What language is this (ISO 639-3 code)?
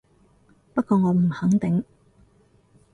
yue